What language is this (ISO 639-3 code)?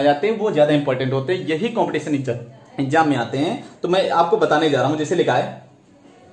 hin